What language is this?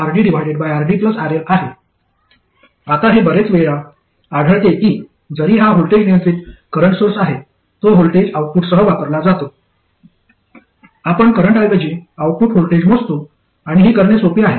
Marathi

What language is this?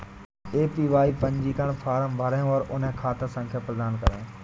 Hindi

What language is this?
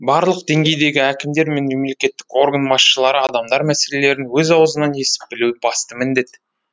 Kazakh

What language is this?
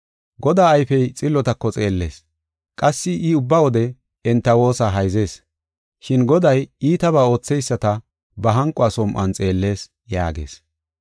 Gofa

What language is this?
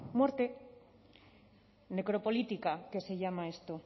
Spanish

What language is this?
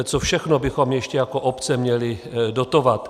Czech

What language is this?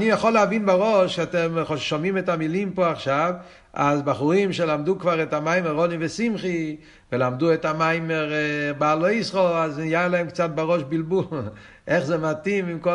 Hebrew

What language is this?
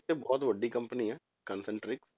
Punjabi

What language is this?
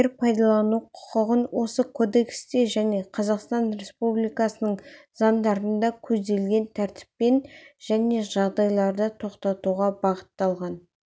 Kazakh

